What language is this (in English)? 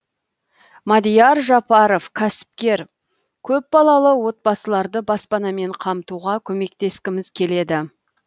Kazakh